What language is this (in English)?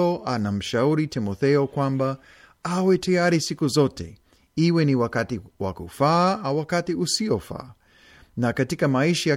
Swahili